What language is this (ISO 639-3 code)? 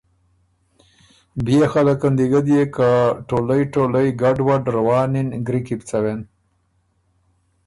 oru